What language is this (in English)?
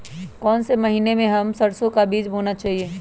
Magahi